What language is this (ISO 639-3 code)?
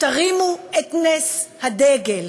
heb